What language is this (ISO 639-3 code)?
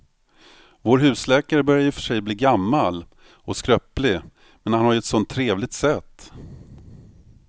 swe